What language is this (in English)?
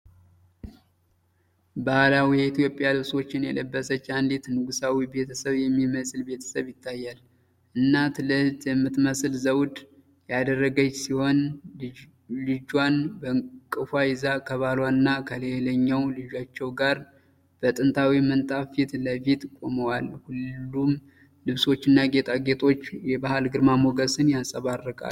Amharic